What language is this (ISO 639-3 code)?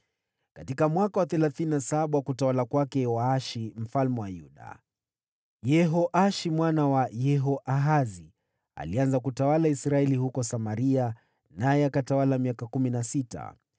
swa